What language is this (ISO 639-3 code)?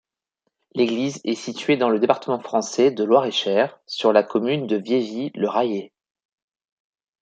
fra